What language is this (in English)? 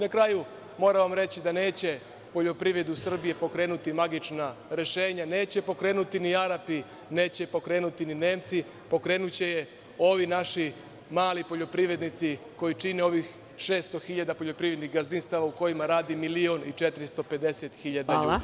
Serbian